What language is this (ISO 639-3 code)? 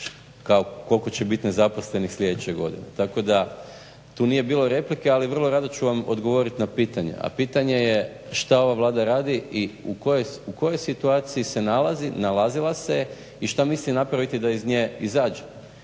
hrv